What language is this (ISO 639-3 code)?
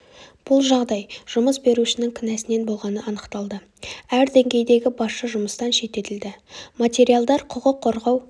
kaz